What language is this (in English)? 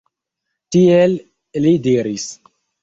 Esperanto